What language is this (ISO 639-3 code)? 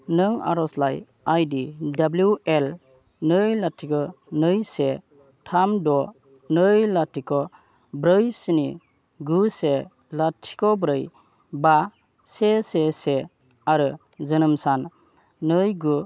brx